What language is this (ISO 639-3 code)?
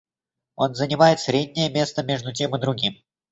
rus